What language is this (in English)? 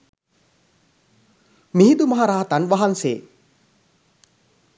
Sinhala